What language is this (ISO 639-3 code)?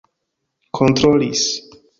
epo